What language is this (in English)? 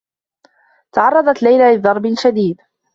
Arabic